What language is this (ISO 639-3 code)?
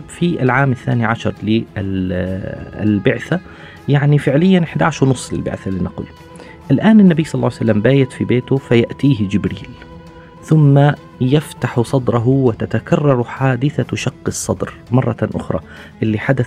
ara